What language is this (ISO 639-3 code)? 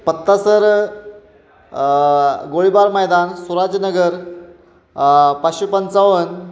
mar